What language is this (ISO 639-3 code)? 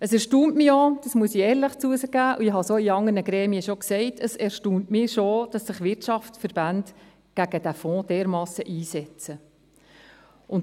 gsw